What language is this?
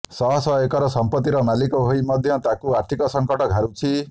Odia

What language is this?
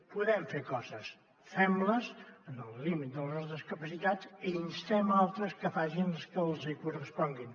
Catalan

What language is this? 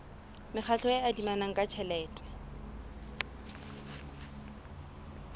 Southern Sotho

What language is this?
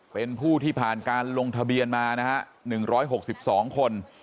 Thai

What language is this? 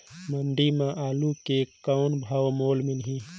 Chhattisgarhi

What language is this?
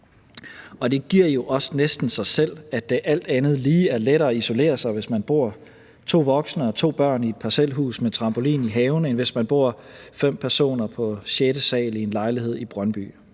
Danish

